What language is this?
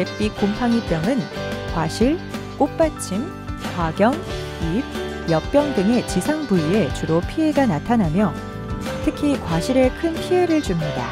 Korean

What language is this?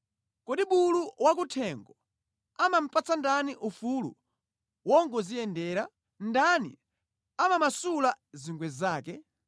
Nyanja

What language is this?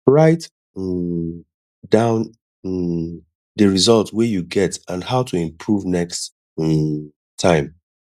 Nigerian Pidgin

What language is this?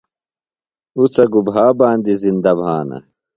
Phalura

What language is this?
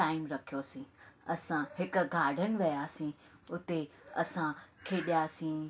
Sindhi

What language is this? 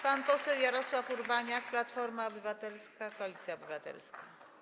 Polish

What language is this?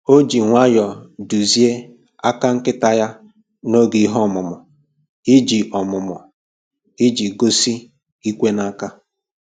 Igbo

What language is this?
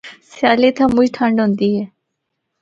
Northern Hindko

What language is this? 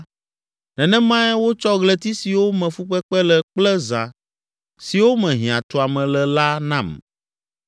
Ewe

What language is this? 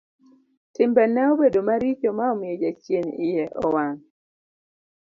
Luo (Kenya and Tanzania)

